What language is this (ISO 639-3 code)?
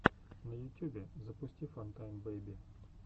rus